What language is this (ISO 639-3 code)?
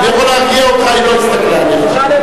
heb